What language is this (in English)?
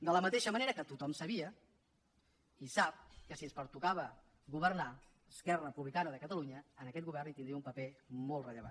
Catalan